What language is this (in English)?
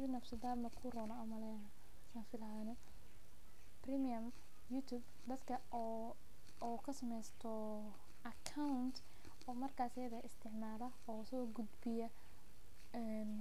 Somali